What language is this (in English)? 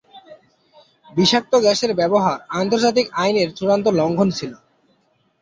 Bangla